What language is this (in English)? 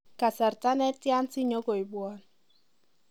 Kalenjin